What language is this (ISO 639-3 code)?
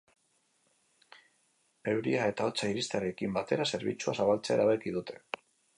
eus